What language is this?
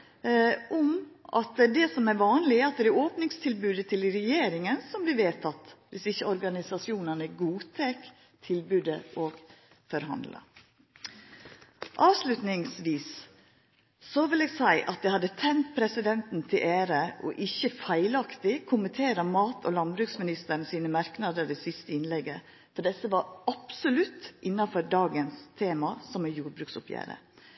Norwegian Nynorsk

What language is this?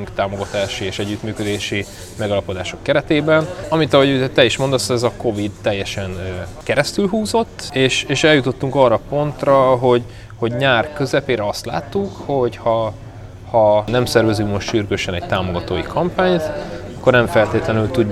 Hungarian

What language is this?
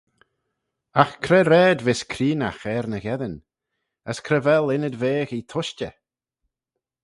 Manx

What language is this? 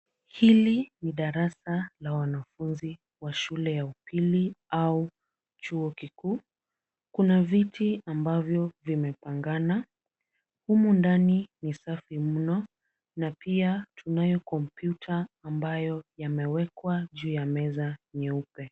Swahili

